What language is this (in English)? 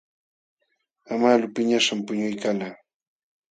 Jauja Wanca Quechua